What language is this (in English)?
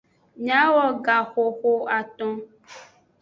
Aja (Benin)